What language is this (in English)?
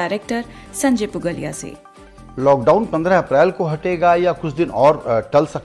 Hindi